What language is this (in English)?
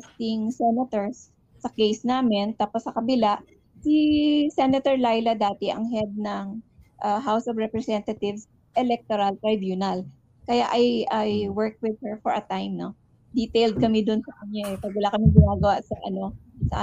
Filipino